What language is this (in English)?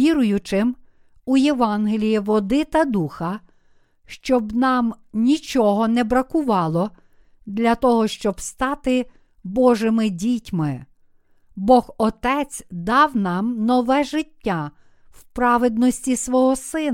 Ukrainian